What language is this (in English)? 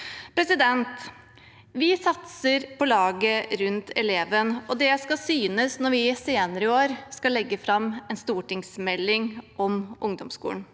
Norwegian